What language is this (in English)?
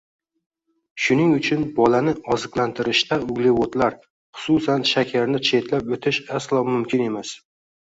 Uzbek